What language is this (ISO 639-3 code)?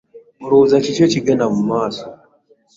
lug